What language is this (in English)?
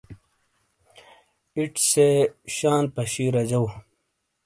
Shina